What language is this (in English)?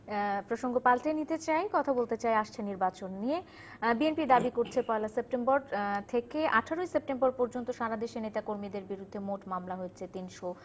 Bangla